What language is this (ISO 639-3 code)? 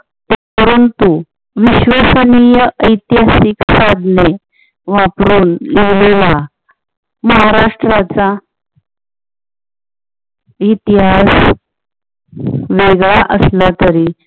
mar